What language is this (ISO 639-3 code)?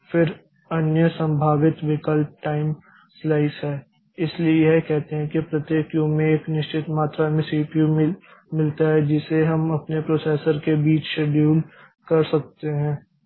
hin